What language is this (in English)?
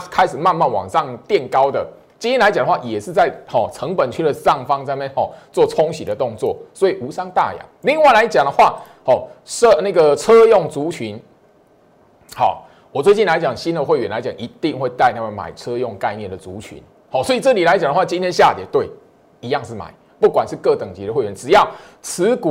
Chinese